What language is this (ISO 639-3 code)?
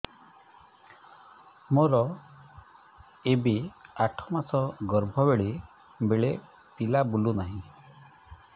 ori